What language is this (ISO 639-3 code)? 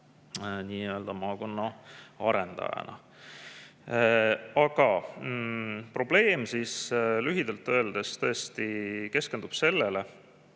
est